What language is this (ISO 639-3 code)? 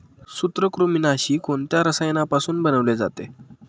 mar